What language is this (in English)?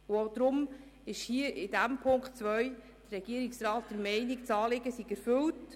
Swiss German